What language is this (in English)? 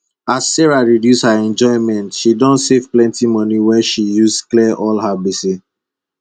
Nigerian Pidgin